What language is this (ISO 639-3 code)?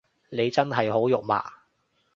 yue